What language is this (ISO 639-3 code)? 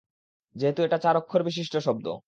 ben